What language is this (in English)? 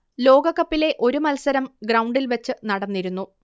Malayalam